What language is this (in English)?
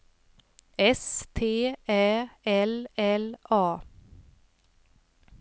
Swedish